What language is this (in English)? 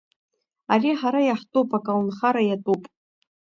Abkhazian